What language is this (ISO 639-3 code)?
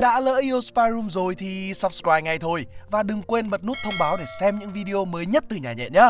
vie